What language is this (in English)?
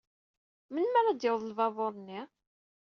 Kabyle